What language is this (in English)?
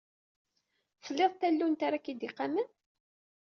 Kabyle